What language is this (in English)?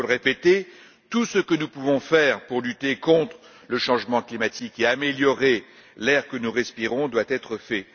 French